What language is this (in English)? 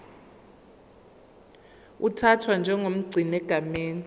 Zulu